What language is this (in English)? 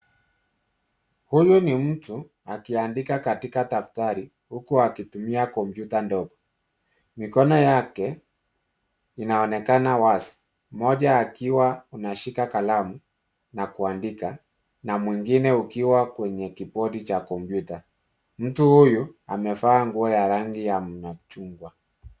Swahili